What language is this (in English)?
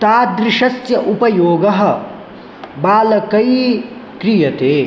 Sanskrit